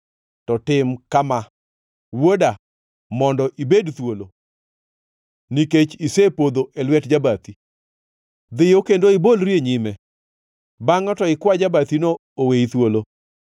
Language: Luo (Kenya and Tanzania)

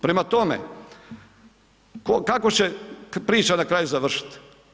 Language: Croatian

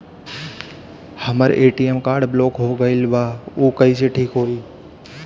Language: Bhojpuri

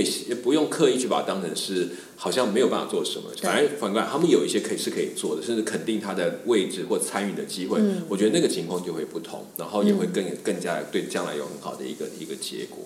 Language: Chinese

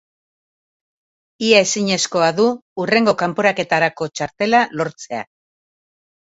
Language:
Basque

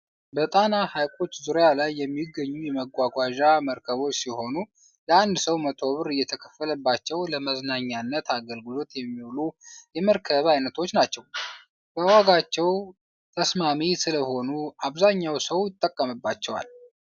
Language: Amharic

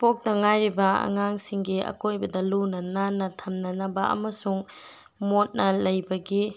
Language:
Manipuri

